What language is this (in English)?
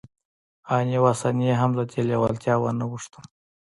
Pashto